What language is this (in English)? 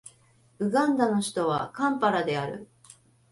Japanese